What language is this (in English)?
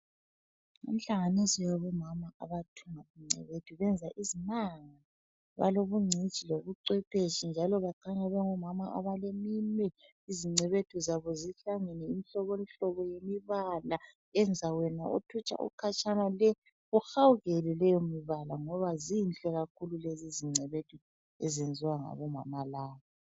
North Ndebele